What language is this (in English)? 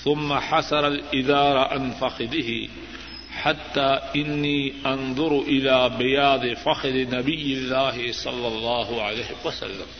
Urdu